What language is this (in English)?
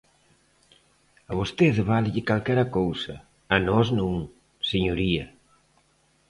Galician